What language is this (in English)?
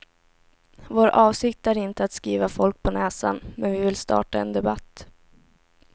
Swedish